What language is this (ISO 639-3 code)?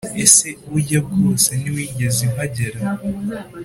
kin